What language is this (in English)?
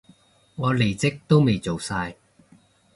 Cantonese